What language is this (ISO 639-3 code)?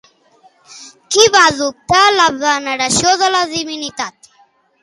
cat